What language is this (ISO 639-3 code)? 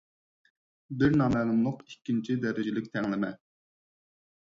uig